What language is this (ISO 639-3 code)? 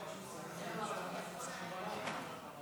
heb